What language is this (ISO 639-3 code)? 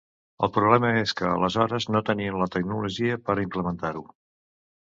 cat